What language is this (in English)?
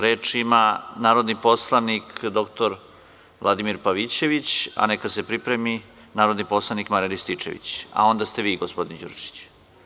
Serbian